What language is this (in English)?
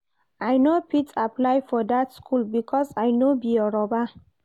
Nigerian Pidgin